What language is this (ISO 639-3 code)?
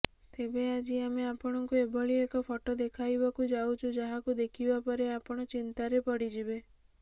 ori